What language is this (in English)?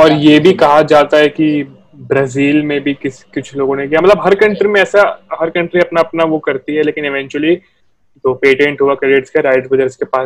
Hindi